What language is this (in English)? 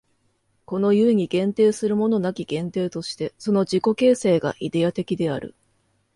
Japanese